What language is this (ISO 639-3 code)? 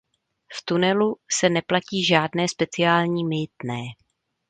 ces